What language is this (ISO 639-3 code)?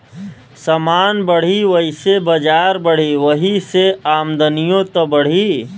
bho